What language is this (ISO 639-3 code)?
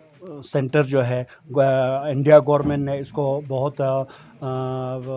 hin